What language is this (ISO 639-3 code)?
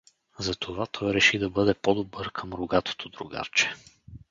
bul